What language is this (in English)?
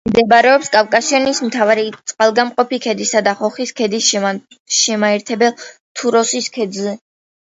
Georgian